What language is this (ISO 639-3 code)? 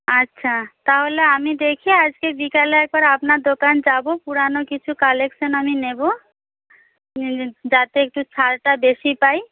ben